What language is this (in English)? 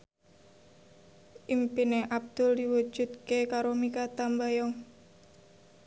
Javanese